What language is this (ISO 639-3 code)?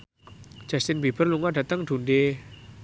jav